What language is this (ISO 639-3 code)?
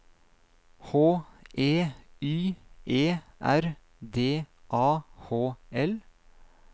nor